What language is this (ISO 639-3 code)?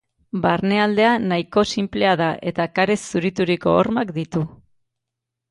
eus